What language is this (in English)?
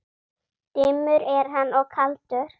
Icelandic